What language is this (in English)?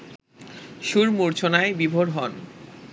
Bangla